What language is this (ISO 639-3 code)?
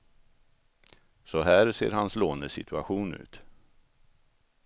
swe